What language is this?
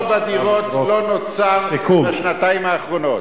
Hebrew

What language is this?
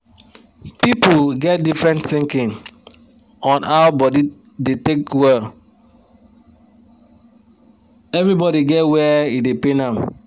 Nigerian Pidgin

